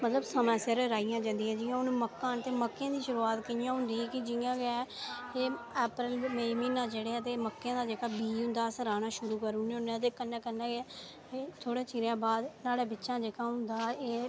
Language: Dogri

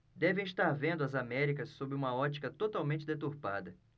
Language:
Portuguese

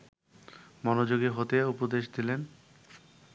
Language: Bangla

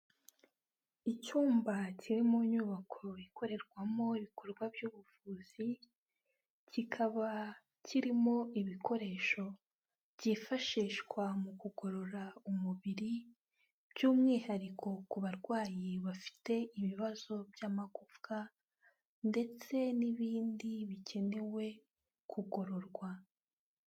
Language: Kinyarwanda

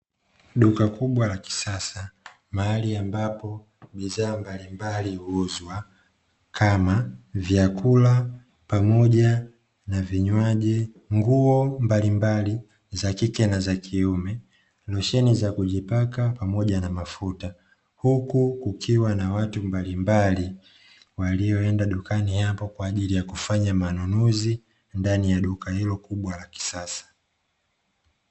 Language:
Swahili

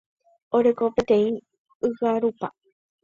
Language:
Guarani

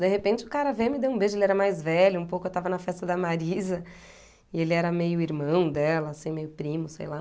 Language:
Portuguese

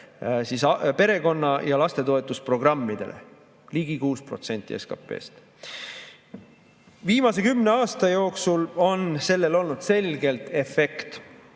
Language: Estonian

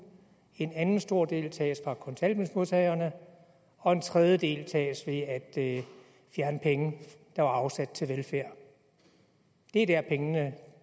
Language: Danish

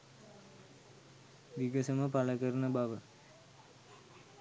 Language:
Sinhala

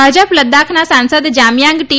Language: Gujarati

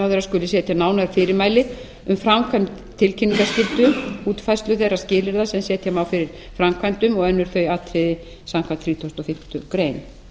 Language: Icelandic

